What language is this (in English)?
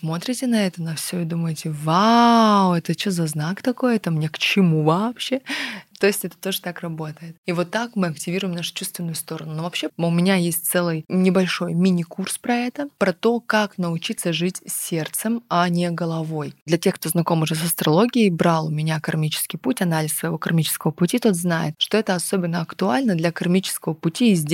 Russian